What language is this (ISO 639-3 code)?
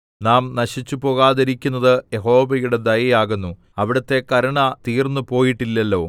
mal